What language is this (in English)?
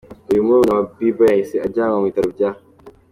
Kinyarwanda